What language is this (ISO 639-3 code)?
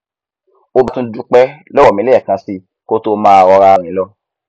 yor